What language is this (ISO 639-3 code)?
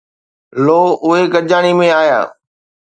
snd